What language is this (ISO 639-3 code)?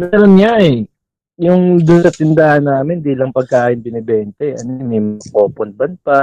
fil